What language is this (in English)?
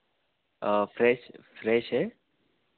Hindi